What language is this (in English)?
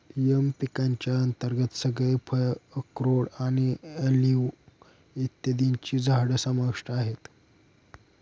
Marathi